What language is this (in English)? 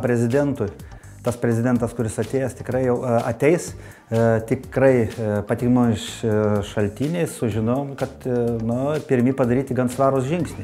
Lithuanian